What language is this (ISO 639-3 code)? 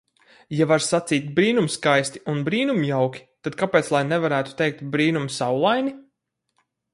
lav